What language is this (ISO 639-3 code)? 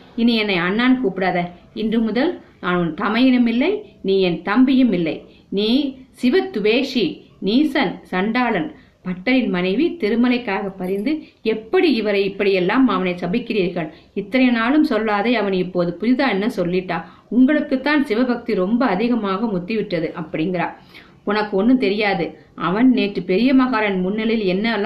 tam